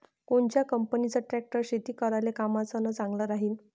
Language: Marathi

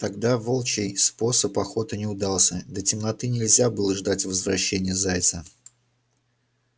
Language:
Russian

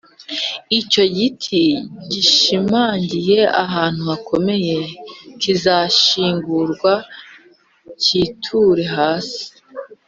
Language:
Kinyarwanda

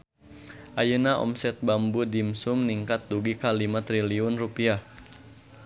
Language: Sundanese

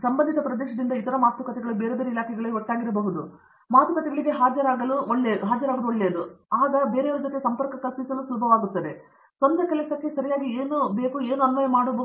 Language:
Kannada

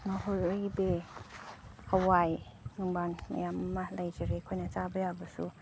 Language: Manipuri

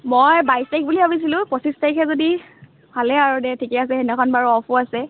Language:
Assamese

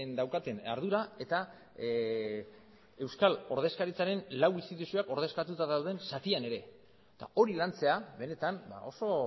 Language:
Basque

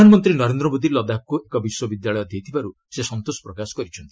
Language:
Odia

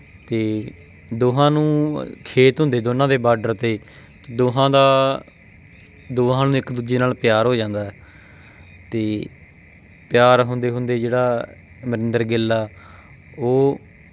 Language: Punjabi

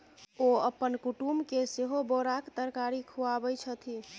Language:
Maithili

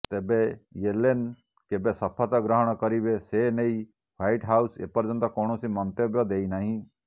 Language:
Odia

